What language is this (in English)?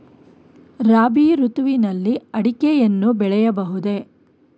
Kannada